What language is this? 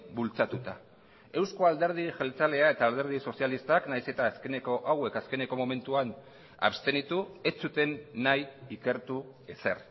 Basque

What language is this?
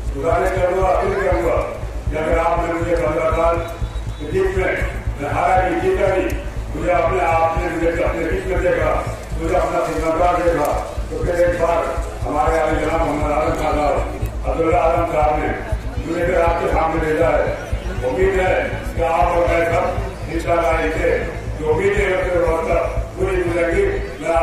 Arabic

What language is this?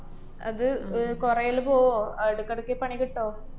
Malayalam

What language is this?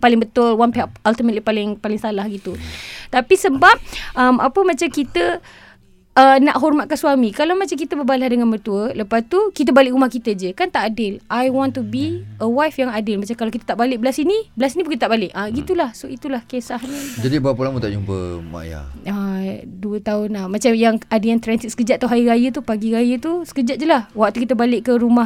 Malay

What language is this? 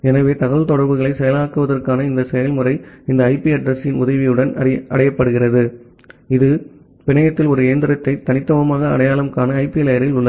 Tamil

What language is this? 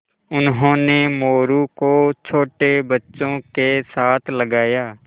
Hindi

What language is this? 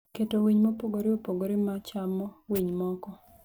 Luo (Kenya and Tanzania)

